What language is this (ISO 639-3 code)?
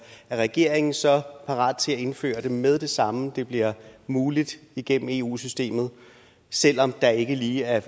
dan